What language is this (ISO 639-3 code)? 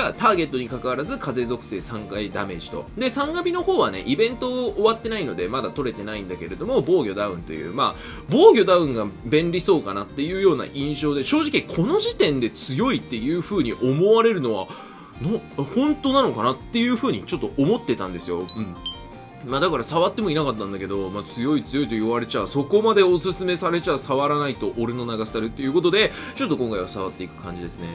jpn